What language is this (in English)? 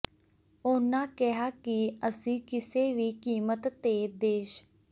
Punjabi